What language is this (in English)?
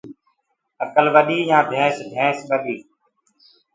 Gurgula